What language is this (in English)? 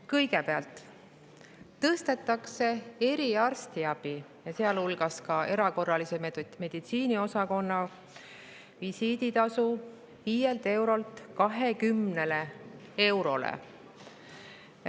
Estonian